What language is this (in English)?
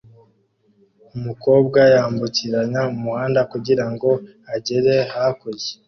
Kinyarwanda